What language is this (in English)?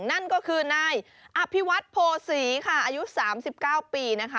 Thai